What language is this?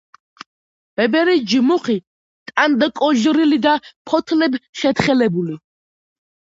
Georgian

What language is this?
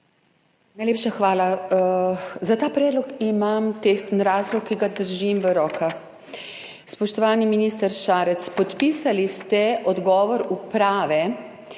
Slovenian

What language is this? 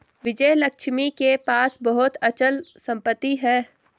Hindi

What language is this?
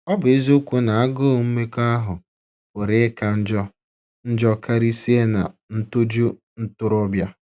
Igbo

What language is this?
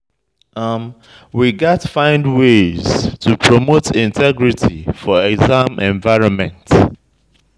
Nigerian Pidgin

